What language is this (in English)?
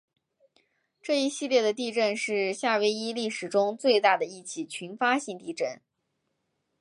Chinese